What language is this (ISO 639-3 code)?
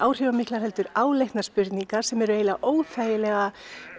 isl